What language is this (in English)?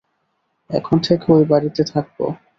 Bangla